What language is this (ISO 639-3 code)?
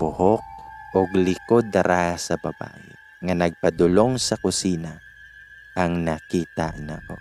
fil